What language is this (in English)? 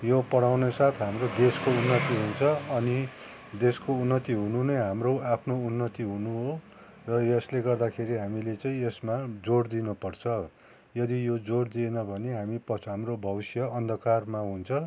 Nepali